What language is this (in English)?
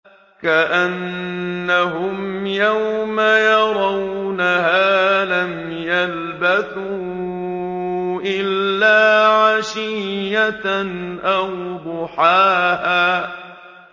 Arabic